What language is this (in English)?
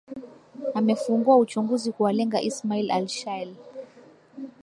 Swahili